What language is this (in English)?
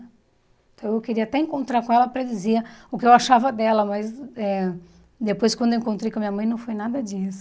Portuguese